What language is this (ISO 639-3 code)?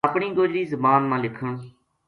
gju